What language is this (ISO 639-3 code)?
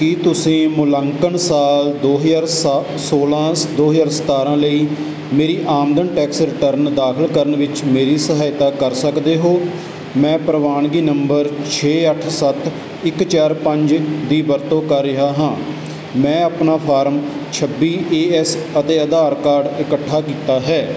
pan